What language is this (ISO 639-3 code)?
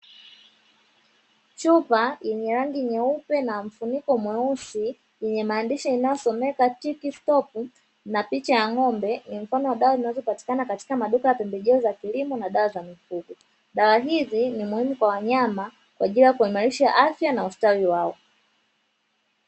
swa